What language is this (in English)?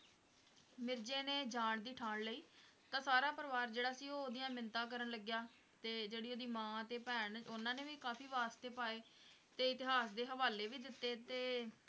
Punjabi